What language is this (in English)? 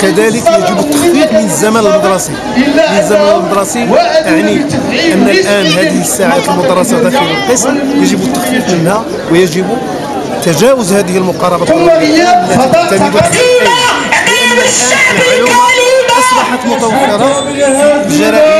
Arabic